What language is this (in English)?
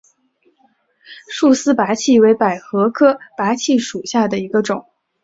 Chinese